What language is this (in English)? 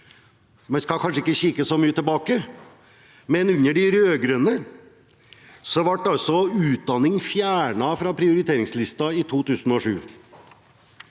Norwegian